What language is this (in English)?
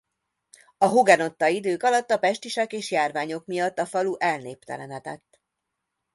Hungarian